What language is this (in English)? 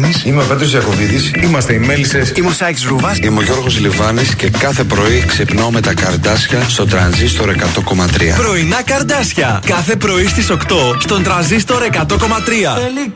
Greek